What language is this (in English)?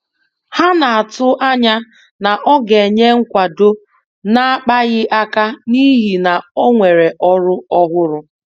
Igbo